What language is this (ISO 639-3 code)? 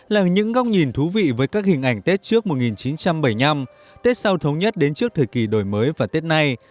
vie